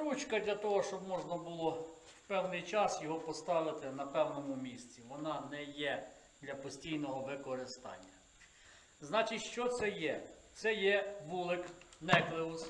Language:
Ukrainian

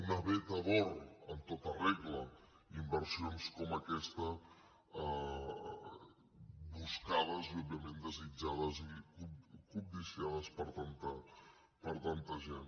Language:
Catalan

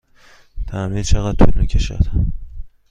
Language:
Persian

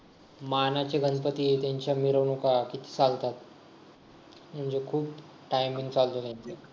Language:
Marathi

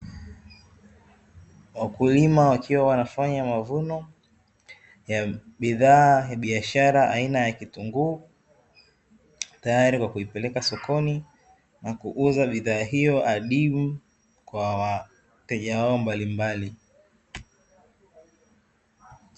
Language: Swahili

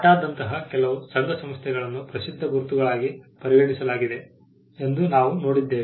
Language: Kannada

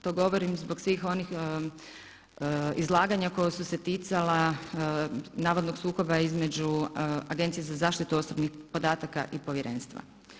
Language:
Croatian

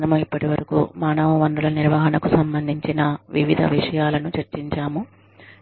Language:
Telugu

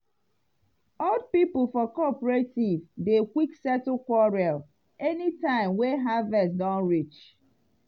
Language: Nigerian Pidgin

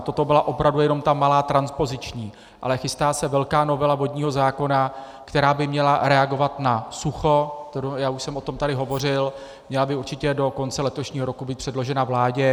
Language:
Czech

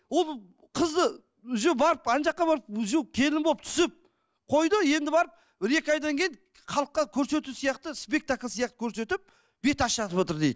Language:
Kazakh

